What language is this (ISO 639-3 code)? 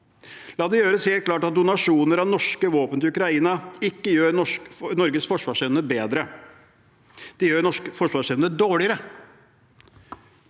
nor